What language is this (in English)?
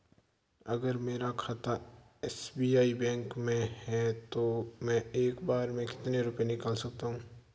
Hindi